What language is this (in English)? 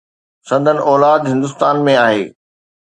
Sindhi